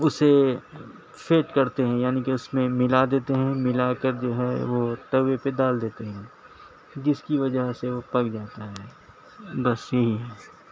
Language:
Urdu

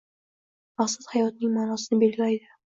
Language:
Uzbek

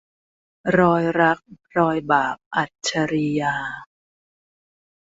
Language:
Thai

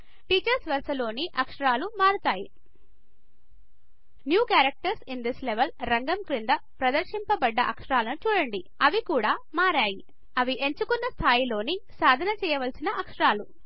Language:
Telugu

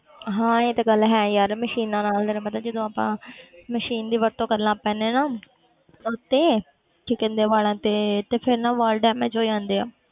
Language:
Punjabi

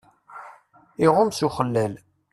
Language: Kabyle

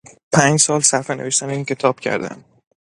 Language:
Persian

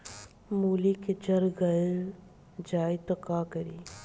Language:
Bhojpuri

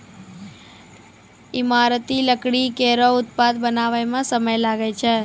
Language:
Maithili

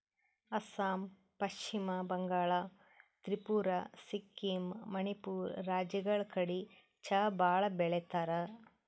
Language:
Kannada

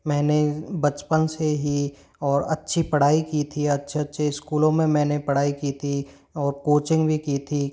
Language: Hindi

